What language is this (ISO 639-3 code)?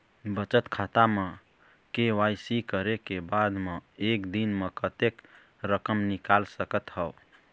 hne